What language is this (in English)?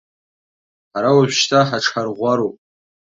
Abkhazian